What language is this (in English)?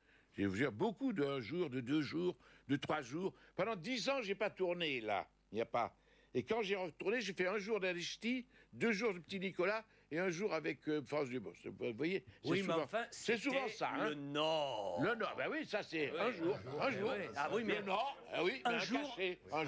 French